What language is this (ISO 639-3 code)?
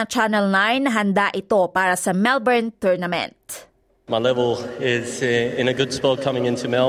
fil